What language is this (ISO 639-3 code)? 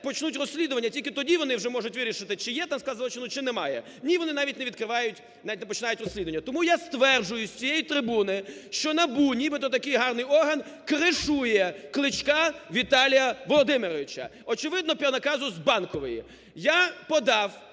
ukr